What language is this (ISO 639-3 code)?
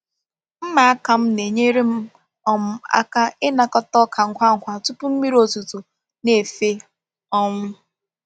ibo